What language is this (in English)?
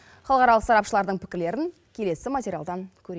Kazakh